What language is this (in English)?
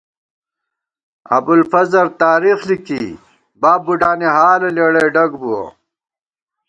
Gawar-Bati